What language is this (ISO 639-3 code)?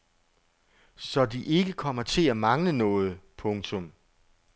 dan